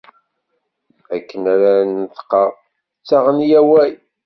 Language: Kabyle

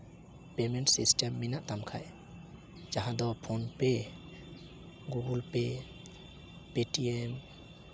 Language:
Santali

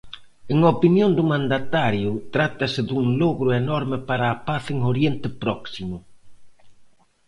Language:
Galician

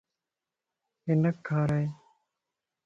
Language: Lasi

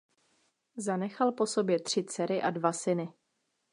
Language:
Czech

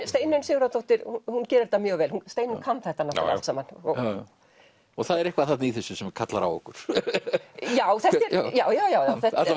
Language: Icelandic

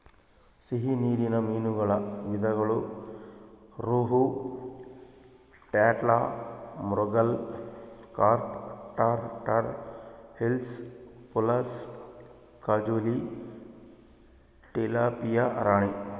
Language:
Kannada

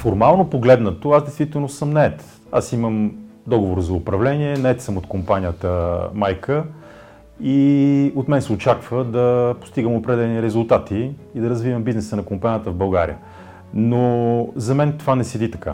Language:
Bulgarian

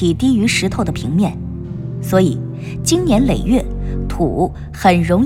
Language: Chinese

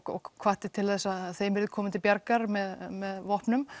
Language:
Icelandic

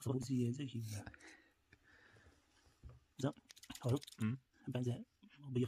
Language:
Turkish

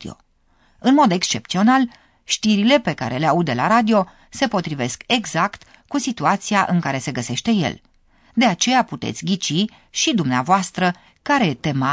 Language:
Romanian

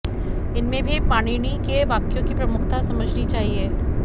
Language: Sanskrit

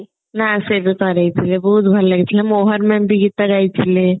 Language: Odia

